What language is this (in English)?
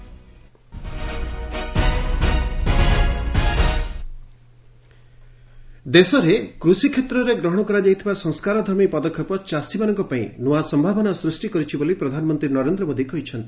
Odia